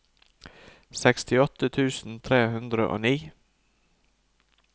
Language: Norwegian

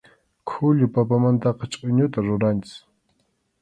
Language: Arequipa-La Unión Quechua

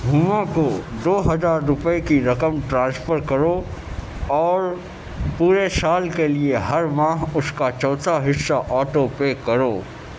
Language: Urdu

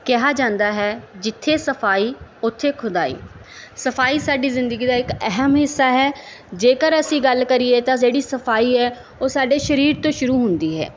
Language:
Punjabi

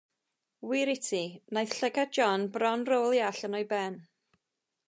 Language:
Welsh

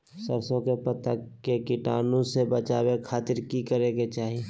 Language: Magahi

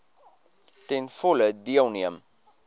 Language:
Afrikaans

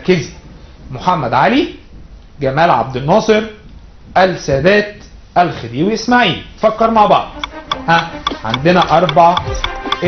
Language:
Arabic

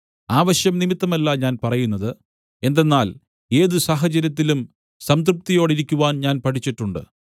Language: Malayalam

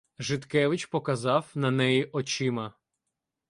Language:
Ukrainian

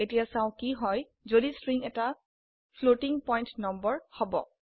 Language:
Assamese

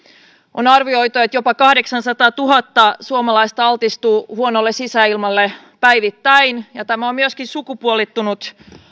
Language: Finnish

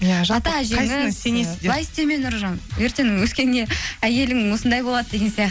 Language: Kazakh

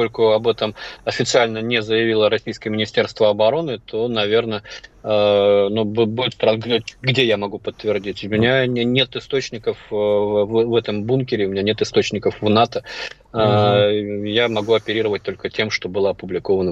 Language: Russian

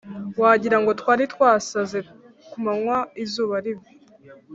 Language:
Kinyarwanda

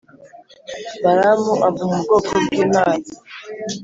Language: Kinyarwanda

